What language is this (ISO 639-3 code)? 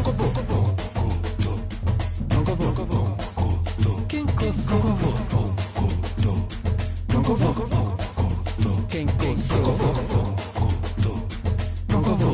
fra